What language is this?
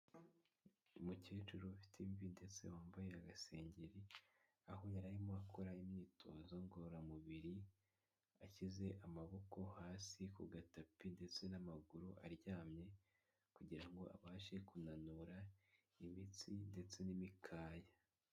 Kinyarwanda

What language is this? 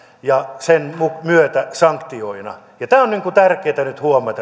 Finnish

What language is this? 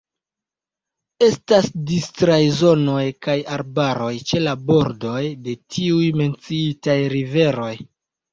Esperanto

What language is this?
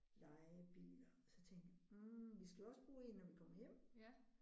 Danish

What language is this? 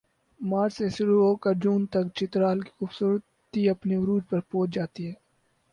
Urdu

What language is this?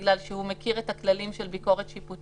Hebrew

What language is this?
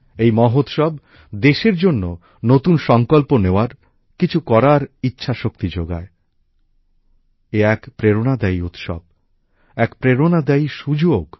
Bangla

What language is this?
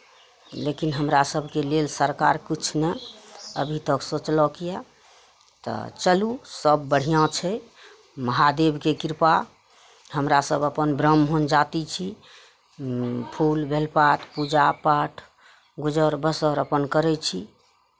Maithili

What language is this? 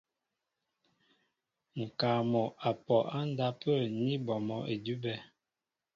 Mbo (Cameroon)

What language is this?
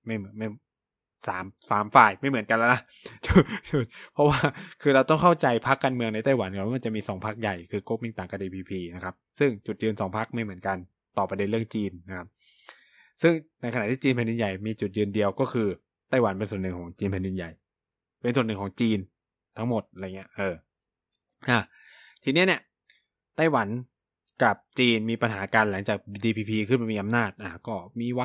Thai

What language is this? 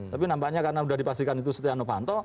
Indonesian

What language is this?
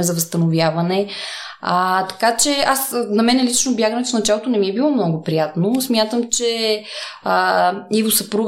Bulgarian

